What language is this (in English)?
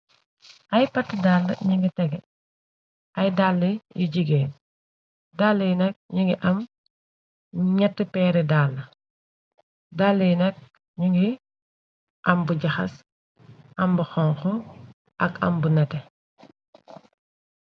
Wolof